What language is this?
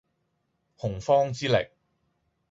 Cantonese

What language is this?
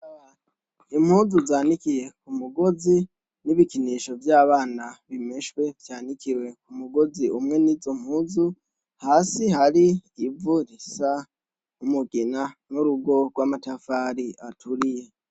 Rundi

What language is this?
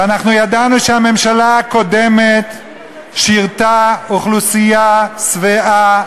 Hebrew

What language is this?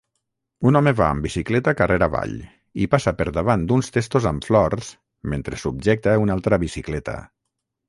Catalan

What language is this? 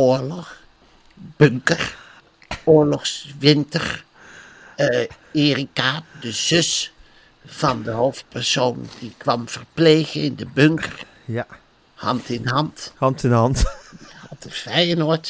Dutch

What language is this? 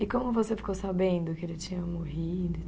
Portuguese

